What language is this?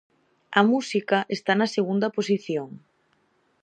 Galician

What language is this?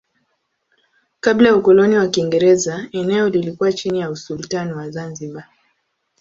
Swahili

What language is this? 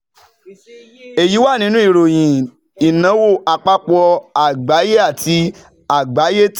Yoruba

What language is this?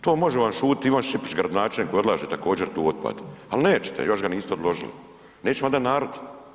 Croatian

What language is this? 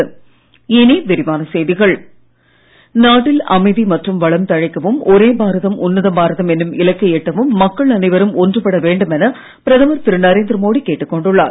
Tamil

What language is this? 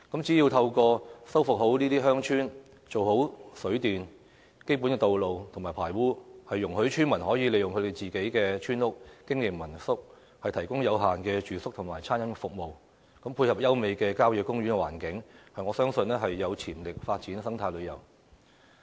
Cantonese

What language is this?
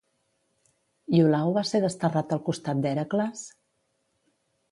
Catalan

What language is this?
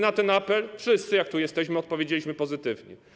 Polish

